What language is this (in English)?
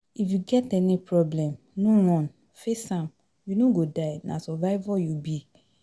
Nigerian Pidgin